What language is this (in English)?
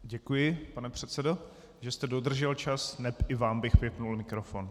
Czech